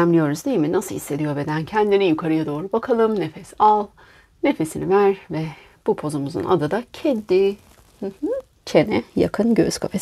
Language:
Turkish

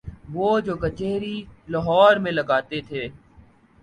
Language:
Urdu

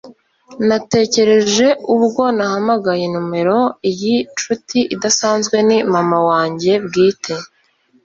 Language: Kinyarwanda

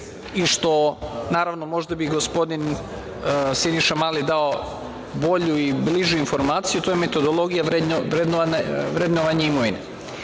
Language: Serbian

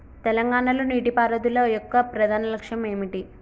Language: Telugu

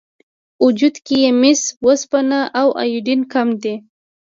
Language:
Pashto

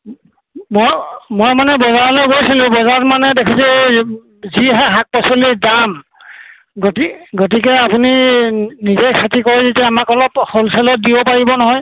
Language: Assamese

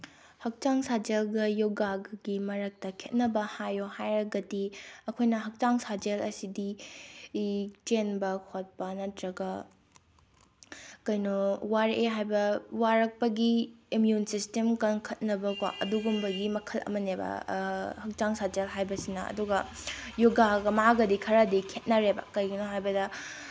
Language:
Manipuri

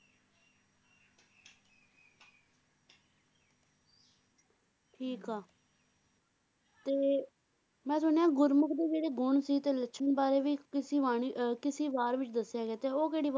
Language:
Punjabi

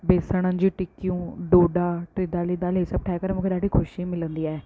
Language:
Sindhi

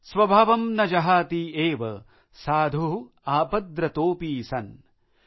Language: Marathi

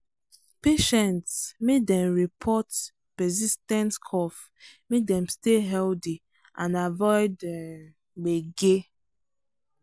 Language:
Nigerian Pidgin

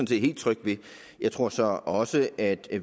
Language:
Danish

